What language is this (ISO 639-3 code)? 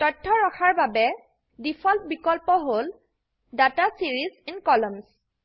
asm